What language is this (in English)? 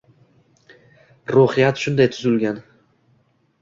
Uzbek